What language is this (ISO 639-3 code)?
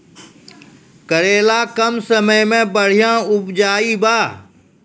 mai